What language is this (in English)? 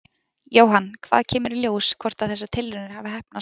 Icelandic